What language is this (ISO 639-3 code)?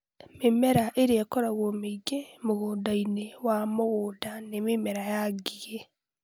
kik